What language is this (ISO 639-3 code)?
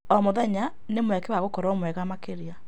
kik